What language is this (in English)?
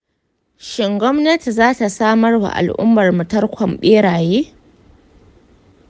Hausa